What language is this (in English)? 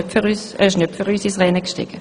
Swiss German